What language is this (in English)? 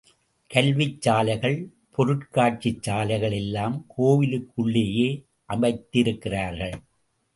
Tamil